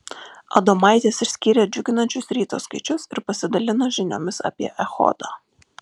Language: Lithuanian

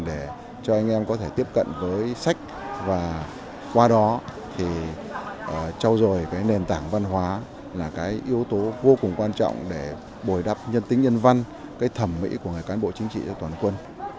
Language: Vietnamese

